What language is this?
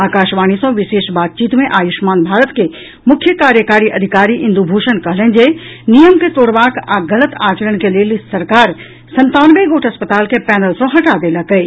Maithili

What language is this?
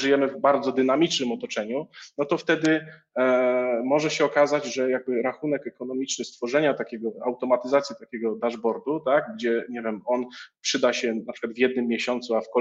Polish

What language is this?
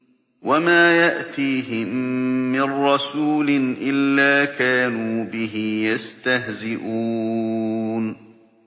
Arabic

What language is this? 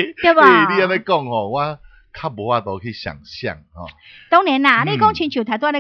Chinese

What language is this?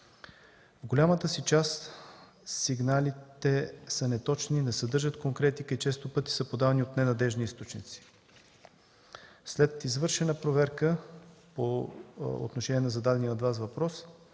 Bulgarian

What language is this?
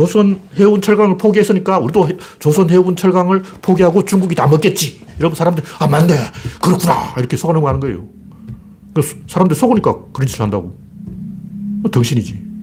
Korean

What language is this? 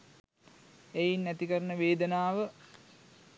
Sinhala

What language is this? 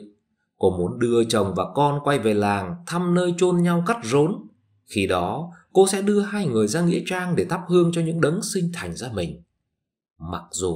Vietnamese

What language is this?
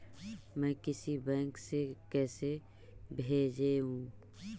Magahi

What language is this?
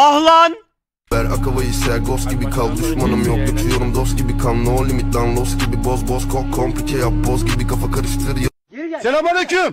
Turkish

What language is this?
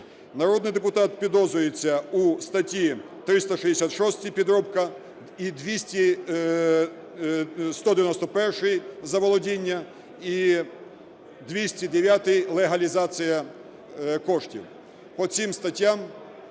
Ukrainian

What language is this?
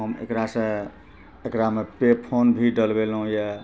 Maithili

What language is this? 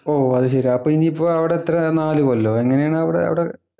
Malayalam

